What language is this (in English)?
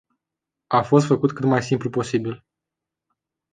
Romanian